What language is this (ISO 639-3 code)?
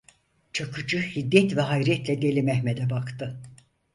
tur